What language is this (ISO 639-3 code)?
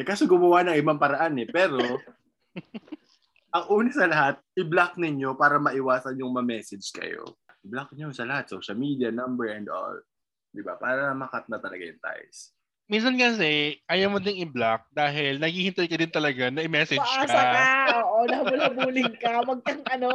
fil